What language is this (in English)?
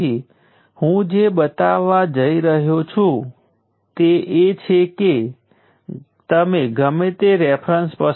Gujarati